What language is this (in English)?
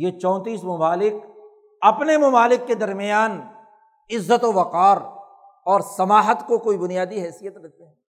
Urdu